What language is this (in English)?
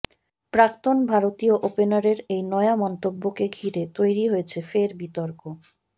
Bangla